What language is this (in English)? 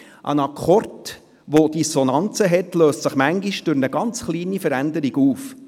Swiss German